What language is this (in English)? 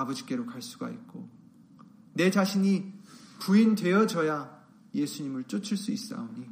Korean